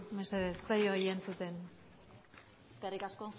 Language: Basque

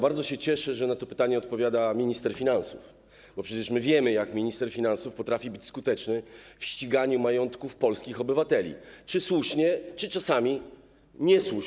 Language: Polish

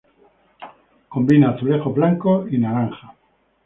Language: Spanish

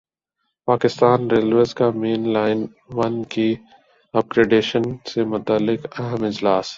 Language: Urdu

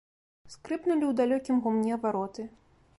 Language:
Belarusian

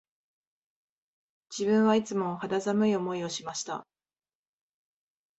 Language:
Japanese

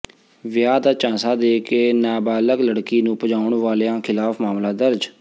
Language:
Punjabi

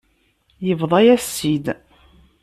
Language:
Kabyle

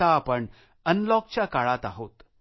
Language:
Marathi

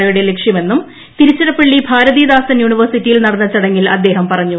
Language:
Malayalam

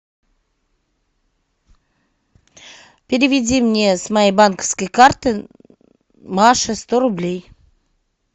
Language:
Russian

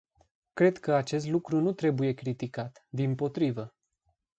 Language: Romanian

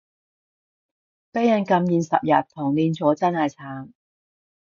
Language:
Cantonese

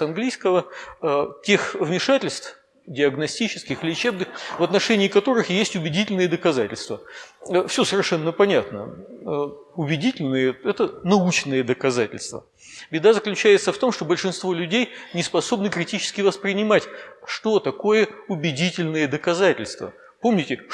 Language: Russian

